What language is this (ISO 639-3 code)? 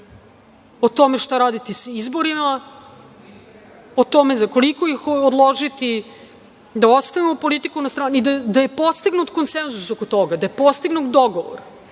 srp